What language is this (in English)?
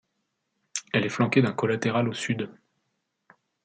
French